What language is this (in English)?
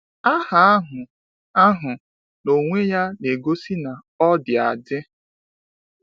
Igbo